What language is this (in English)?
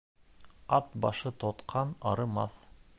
Bashkir